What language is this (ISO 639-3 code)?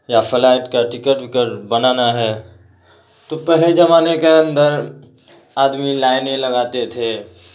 urd